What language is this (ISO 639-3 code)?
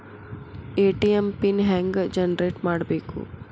kan